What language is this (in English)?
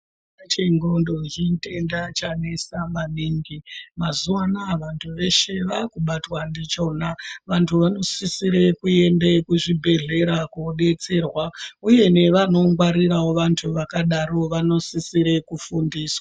Ndau